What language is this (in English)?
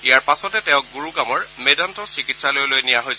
Assamese